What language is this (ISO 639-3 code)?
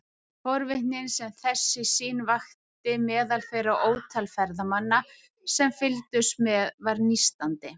isl